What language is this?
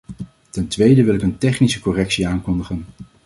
Dutch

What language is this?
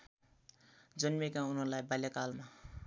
Nepali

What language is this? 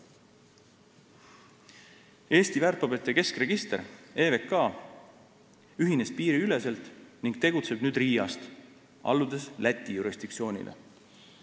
Estonian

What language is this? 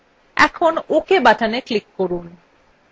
Bangla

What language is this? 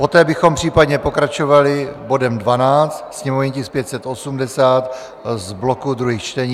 Czech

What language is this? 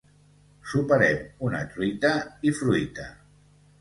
Catalan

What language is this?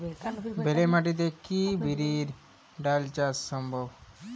Bangla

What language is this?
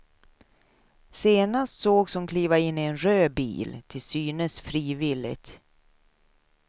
Swedish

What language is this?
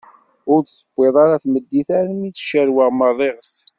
Kabyle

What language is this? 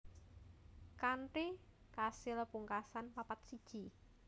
Javanese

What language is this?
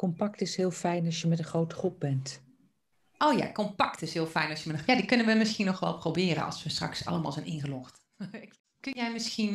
Dutch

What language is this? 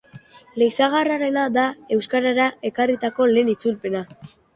Basque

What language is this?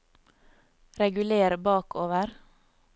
Norwegian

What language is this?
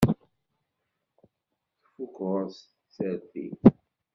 Kabyle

